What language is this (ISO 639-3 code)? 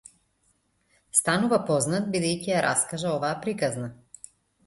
mkd